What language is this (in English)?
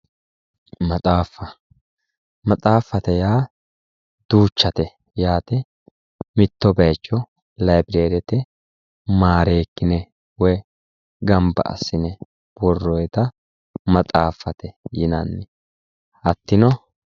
Sidamo